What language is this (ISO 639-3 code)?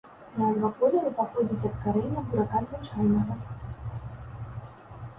bel